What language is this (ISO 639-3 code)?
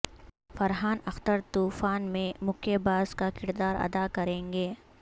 urd